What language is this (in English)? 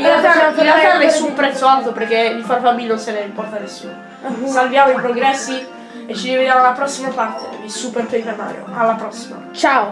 Italian